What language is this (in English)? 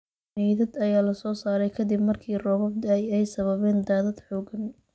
Somali